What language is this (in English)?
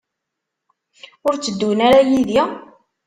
Kabyle